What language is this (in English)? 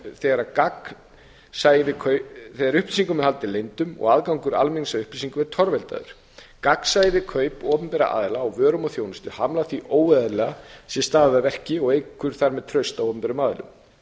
Icelandic